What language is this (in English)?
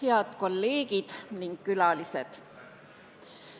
Estonian